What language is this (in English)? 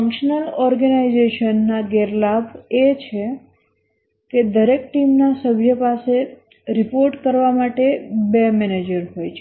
Gujarati